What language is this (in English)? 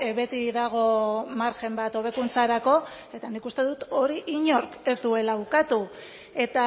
Basque